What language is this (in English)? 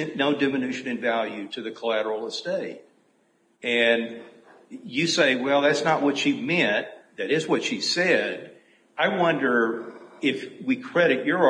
English